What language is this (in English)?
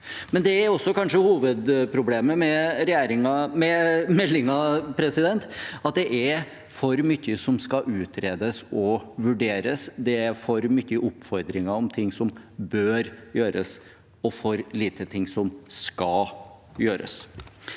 Norwegian